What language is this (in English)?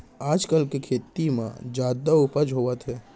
Chhattisgarhi